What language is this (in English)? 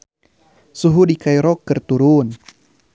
Sundanese